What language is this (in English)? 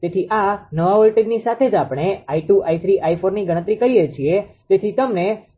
Gujarati